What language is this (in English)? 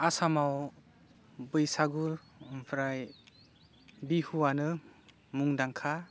Bodo